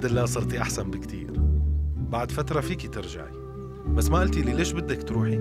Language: Arabic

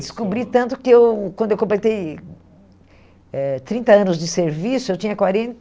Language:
Portuguese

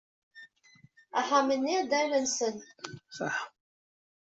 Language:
Kabyle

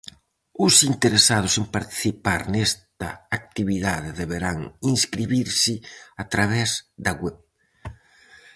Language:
Galician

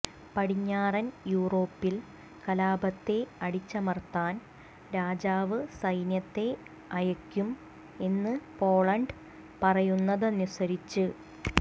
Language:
Malayalam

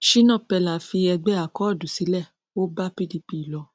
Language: Yoruba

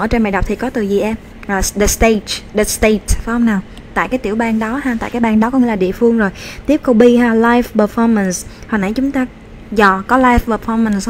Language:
Vietnamese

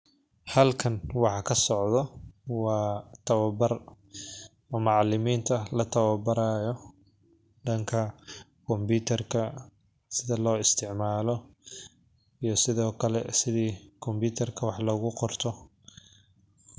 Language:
Somali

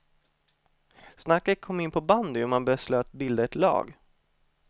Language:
Swedish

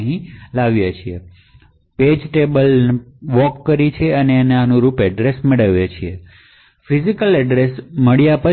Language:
Gujarati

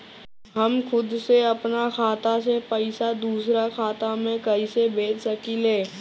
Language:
Bhojpuri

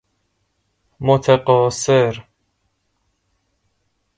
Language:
Persian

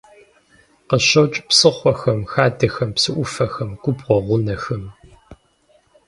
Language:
Kabardian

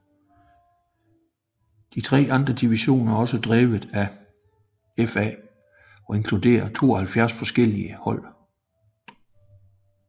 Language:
Danish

